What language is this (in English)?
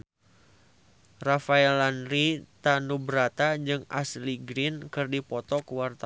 Sundanese